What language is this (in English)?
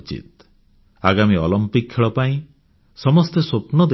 Odia